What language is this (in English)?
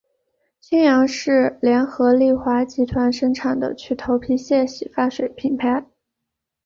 Chinese